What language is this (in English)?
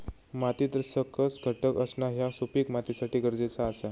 Marathi